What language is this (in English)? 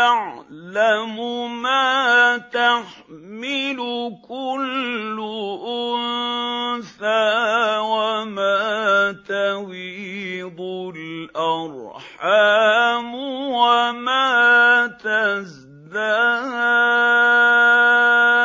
Arabic